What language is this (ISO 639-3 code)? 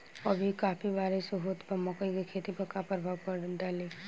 bho